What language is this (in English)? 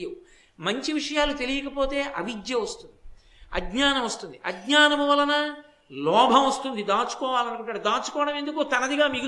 Telugu